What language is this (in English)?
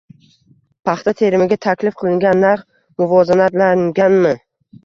Uzbek